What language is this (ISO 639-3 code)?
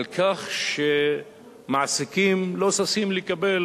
heb